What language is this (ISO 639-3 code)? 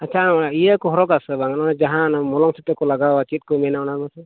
sat